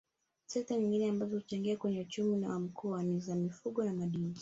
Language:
Swahili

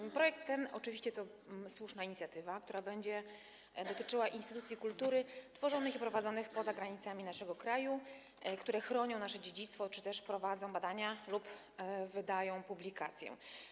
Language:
Polish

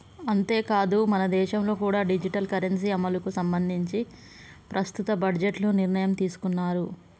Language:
Telugu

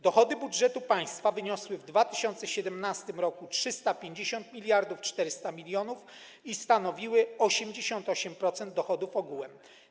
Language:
Polish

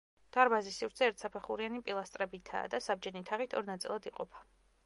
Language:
Georgian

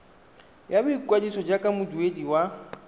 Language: Tswana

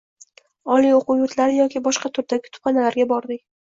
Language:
Uzbek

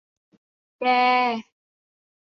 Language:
Thai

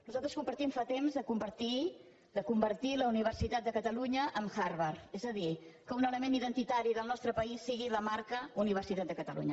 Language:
Catalan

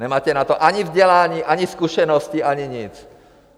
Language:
Czech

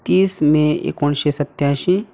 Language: Konkani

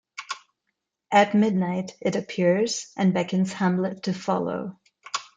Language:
English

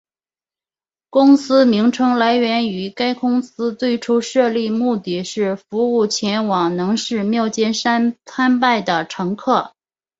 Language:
Chinese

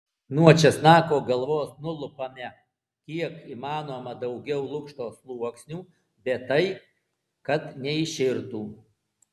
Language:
Lithuanian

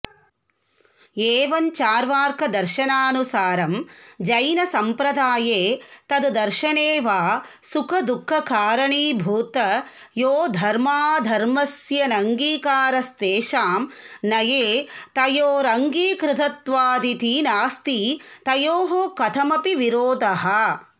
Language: Sanskrit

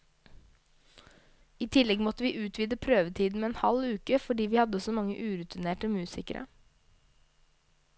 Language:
Norwegian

